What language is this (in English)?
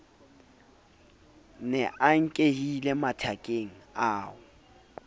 Southern Sotho